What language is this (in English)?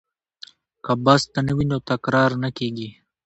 Pashto